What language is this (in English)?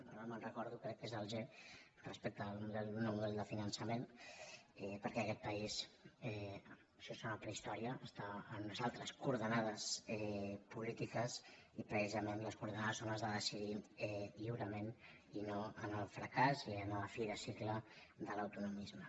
Catalan